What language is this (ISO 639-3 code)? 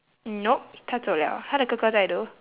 eng